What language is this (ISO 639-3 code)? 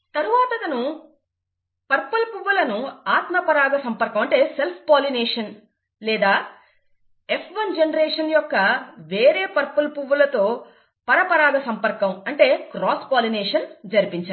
tel